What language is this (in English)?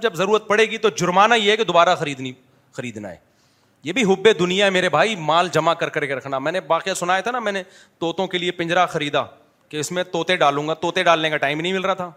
Urdu